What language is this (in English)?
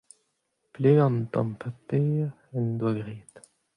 Breton